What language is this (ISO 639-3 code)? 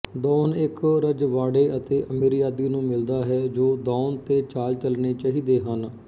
pan